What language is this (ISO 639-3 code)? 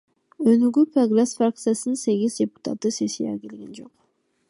kir